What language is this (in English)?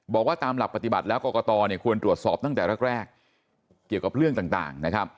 Thai